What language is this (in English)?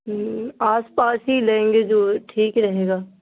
Urdu